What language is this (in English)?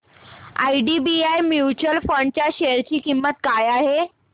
Marathi